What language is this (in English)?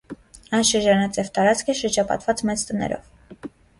Armenian